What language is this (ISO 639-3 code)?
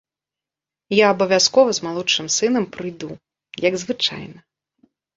bel